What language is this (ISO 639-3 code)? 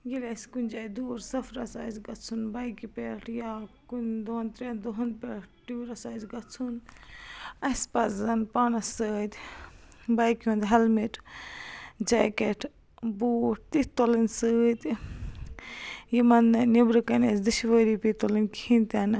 kas